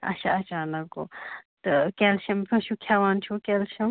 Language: Kashmiri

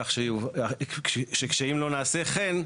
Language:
Hebrew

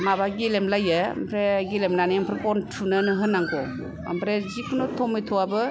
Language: Bodo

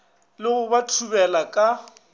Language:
Northern Sotho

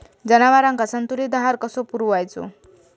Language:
Marathi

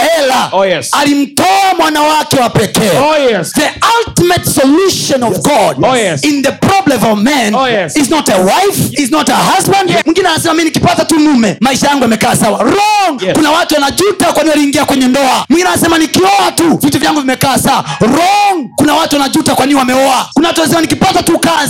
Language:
Swahili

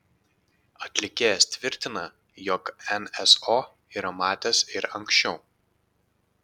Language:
Lithuanian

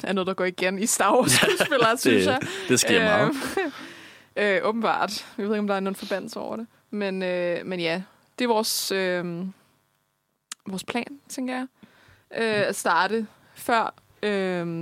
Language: Danish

